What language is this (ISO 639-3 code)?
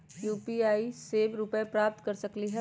mag